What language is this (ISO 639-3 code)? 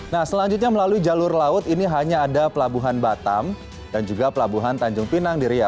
ind